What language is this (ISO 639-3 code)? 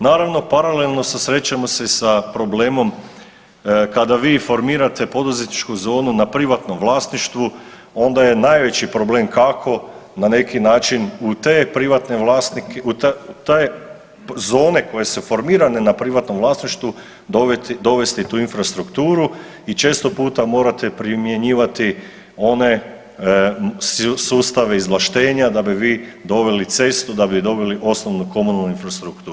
hrv